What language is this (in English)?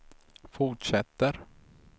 Swedish